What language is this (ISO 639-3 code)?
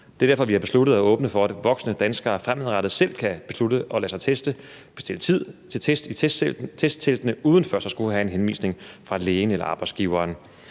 dan